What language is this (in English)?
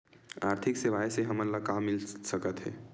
Chhattisgarhi